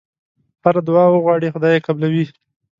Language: Pashto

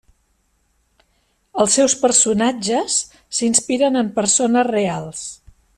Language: Catalan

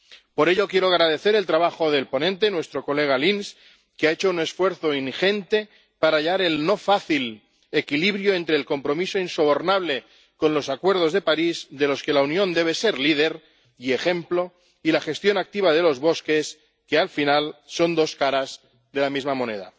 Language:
Spanish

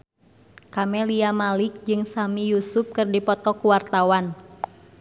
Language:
Sundanese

